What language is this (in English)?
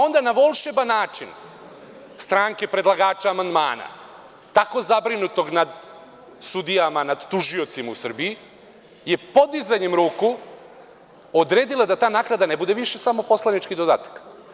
Serbian